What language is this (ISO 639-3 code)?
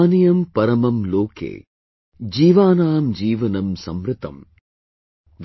eng